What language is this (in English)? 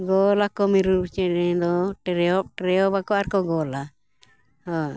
Santali